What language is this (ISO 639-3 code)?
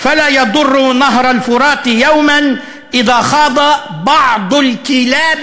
heb